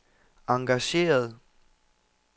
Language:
Danish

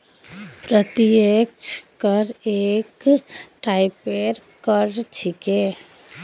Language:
Magahi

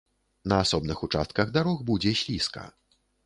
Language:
Belarusian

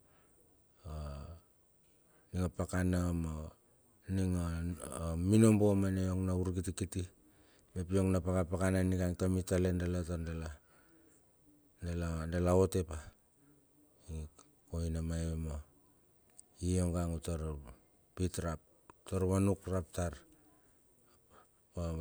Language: Bilur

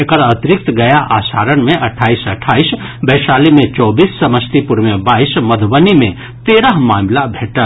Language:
Maithili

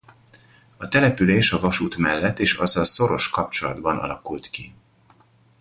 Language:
Hungarian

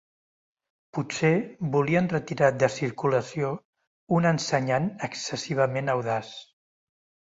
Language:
Catalan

